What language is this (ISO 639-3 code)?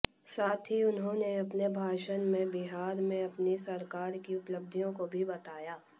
hin